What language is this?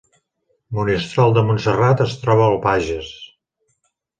Catalan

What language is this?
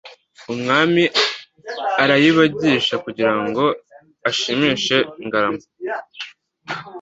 Kinyarwanda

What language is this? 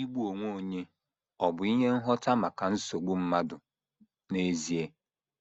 Igbo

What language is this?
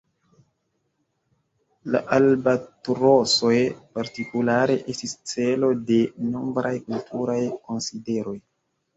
Esperanto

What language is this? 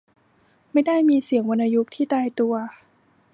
Thai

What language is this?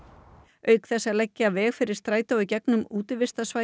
Icelandic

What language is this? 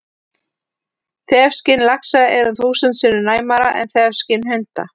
Icelandic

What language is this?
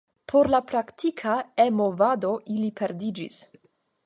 Esperanto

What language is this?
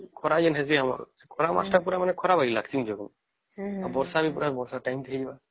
Odia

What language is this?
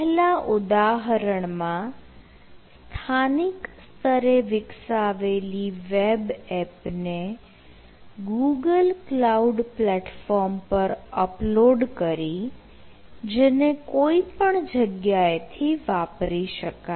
Gujarati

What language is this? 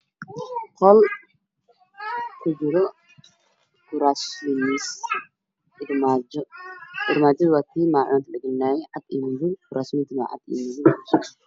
Somali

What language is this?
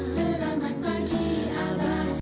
Indonesian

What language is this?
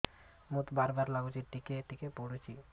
Odia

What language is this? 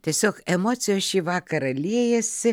Lithuanian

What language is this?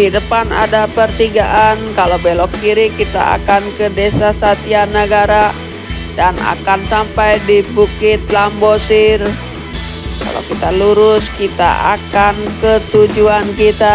Indonesian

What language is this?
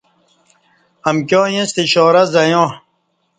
Kati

